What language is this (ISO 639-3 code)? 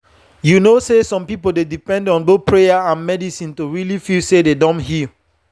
pcm